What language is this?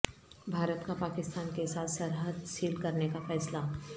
Urdu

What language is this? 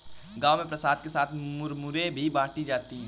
Hindi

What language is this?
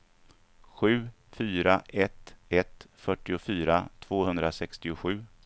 Swedish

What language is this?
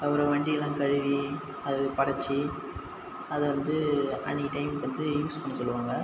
Tamil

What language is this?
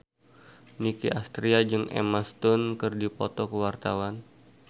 Sundanese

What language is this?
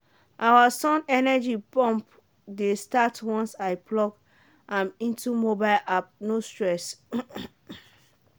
Nigerian Pidgin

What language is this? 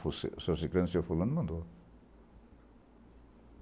Portuguese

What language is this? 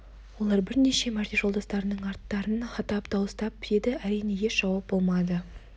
Kazakh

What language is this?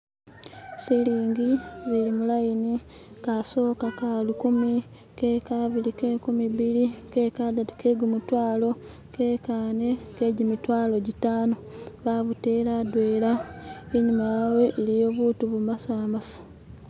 Masaaba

